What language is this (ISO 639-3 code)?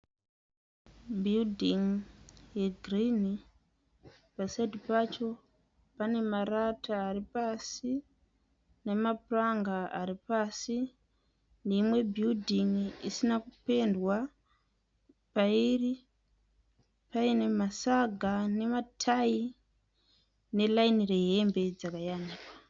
sna